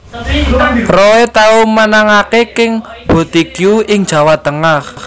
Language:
Javanese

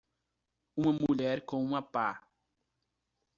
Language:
Portuguese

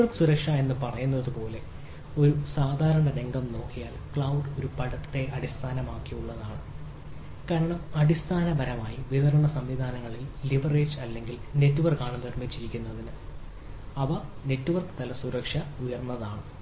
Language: Malayalam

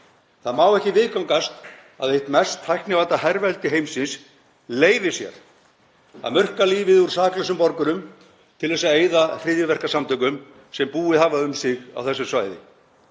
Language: Icelandic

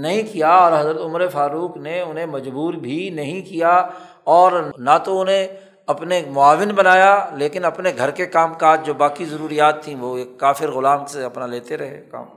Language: Urdu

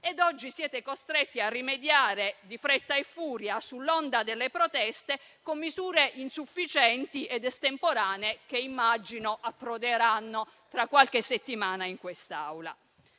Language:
Italian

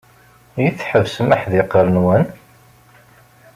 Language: Kabyle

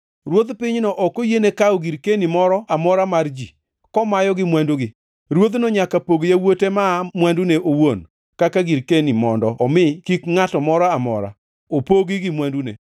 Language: Luo (Kenya and Tanzania)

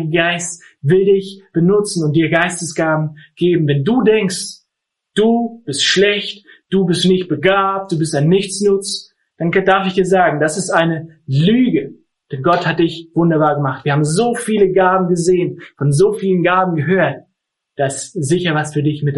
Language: German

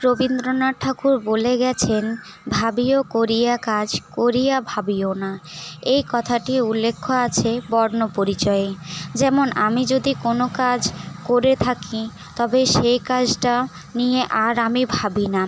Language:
Bangla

